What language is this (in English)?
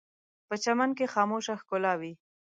Pashto